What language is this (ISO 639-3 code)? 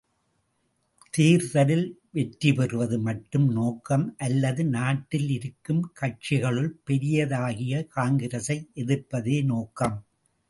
tam